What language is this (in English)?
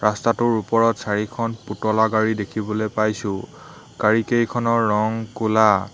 Assamese